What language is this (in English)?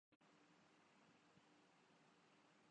Urdu